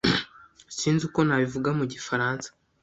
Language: Kinyarwanda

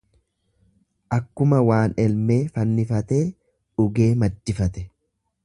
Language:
Oromo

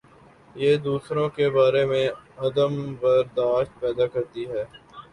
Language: Urdu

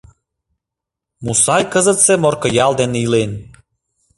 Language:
Mari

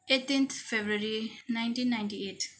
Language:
Nepali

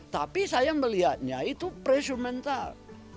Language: Indonesian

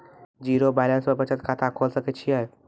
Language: Maithili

